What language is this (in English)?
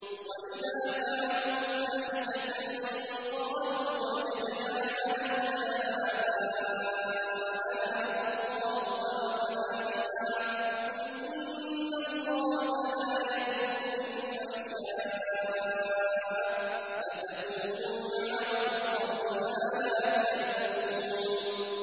Arabic